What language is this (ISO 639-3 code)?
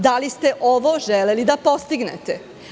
srp